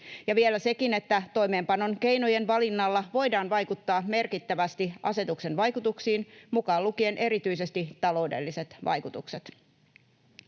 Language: Finnish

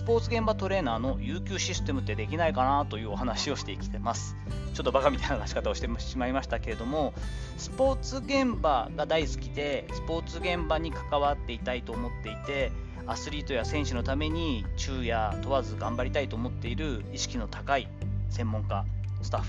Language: Japanese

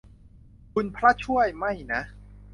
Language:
Thai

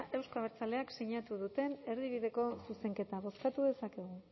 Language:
Basque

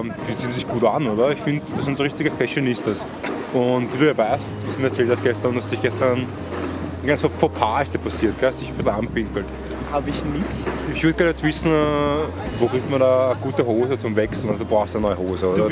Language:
German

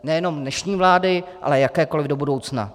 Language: Czech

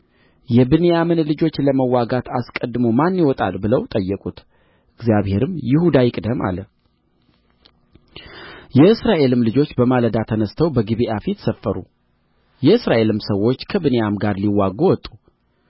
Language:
Amharic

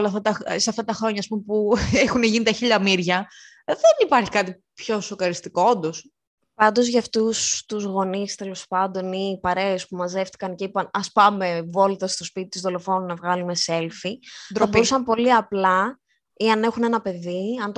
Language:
Greek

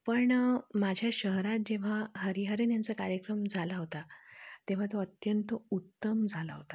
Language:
Marathi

